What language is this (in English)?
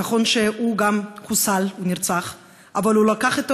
Hebrew